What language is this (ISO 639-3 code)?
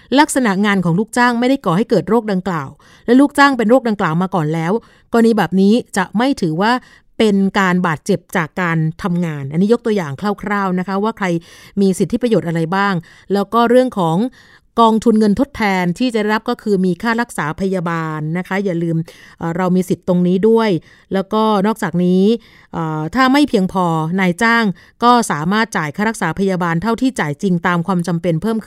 tha